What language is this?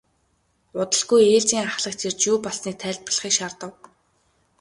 Mongolian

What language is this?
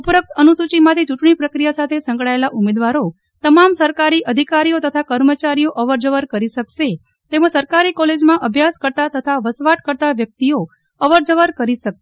Gujarati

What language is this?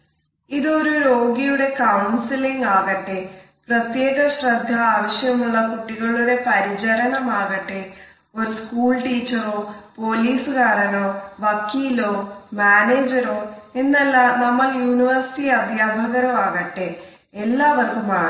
Malayalam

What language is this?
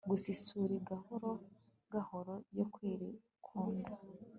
Kinyarwanda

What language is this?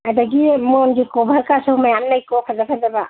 Manipuri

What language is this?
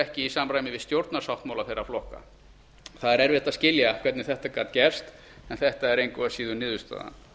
Icelandic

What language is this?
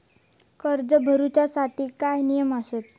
Marathi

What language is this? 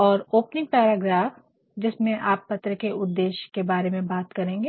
Hindi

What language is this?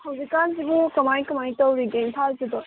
Manipuri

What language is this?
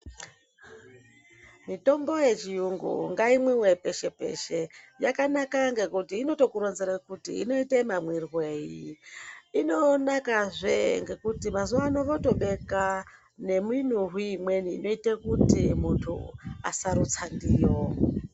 Ndau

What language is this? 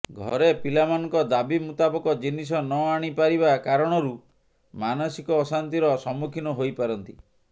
Odia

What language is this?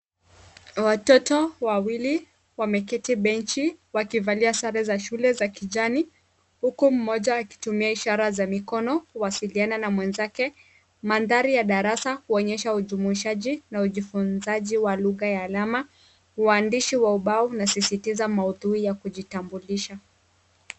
Swahili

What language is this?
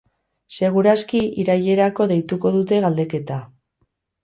Basque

